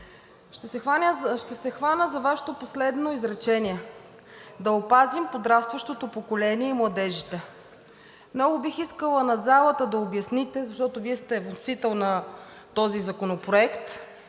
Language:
Bulgarian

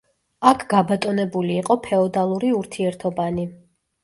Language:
Georgian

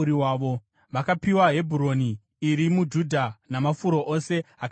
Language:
Shona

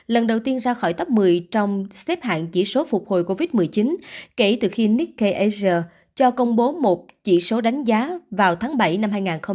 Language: Vietnamese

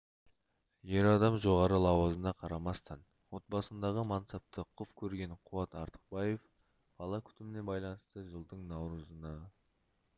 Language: Kazakh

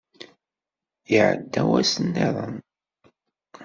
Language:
Kabyle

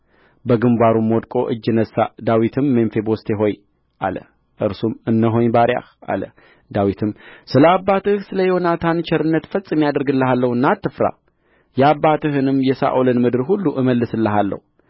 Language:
Amharic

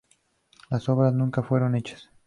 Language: Spanish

